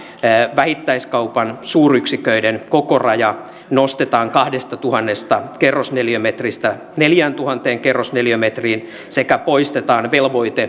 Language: Finnish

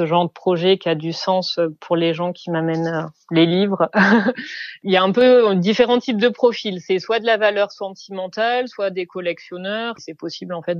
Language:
French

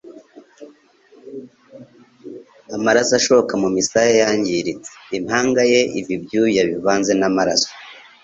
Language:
Kinyarwanda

